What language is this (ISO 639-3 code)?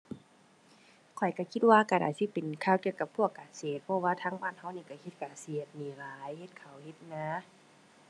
tha